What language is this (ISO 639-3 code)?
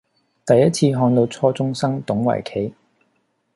yue